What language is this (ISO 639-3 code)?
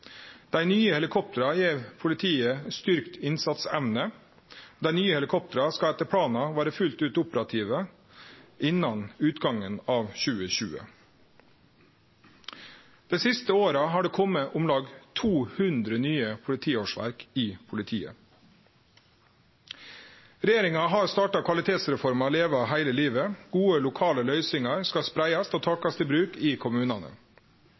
nno